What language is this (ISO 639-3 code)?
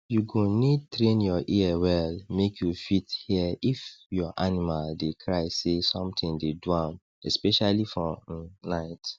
pcm